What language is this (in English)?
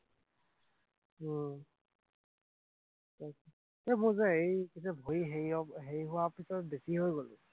Assamese